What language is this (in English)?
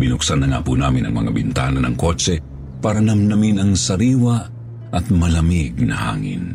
Filipino